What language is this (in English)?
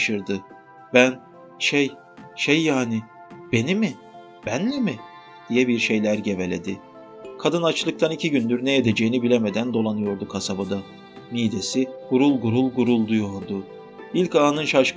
Turkish